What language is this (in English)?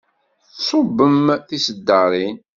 Kabyle